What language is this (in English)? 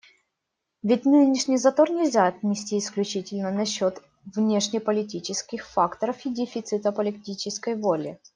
Russian